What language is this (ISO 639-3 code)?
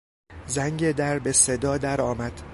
fas